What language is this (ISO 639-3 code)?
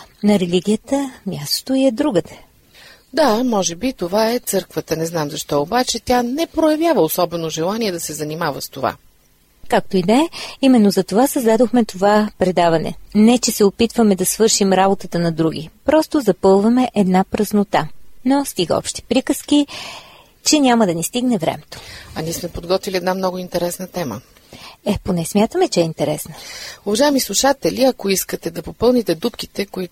bul